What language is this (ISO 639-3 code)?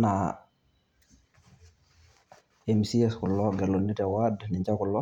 mas